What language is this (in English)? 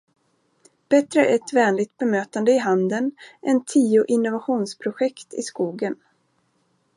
Swedish